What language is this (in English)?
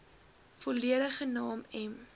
Afrikaans